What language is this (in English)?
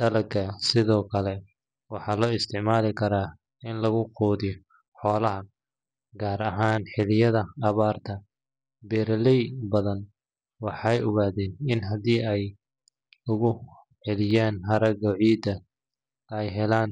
Somali